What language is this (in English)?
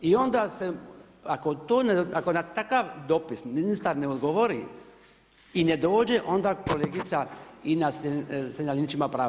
Croatian